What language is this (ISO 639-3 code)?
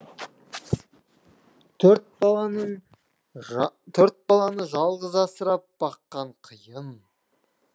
kaz